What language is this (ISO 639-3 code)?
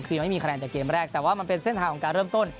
tha